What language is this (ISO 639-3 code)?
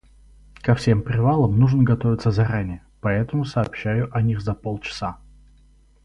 rus